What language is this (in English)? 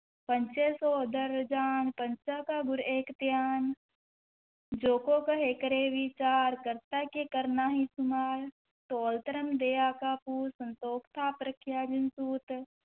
Punjabi